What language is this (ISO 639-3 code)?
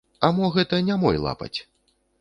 bel